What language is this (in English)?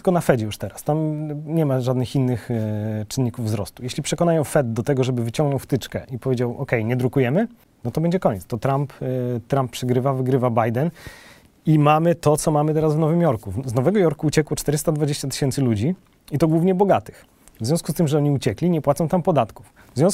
Polish